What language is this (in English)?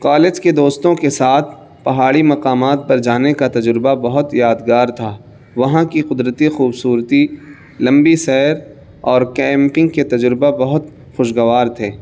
Urdu